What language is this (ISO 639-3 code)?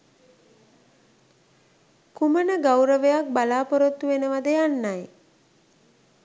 sin